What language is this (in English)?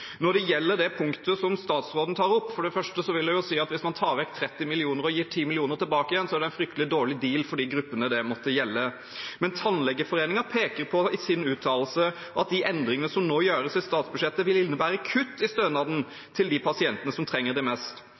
Norwegian Bokmål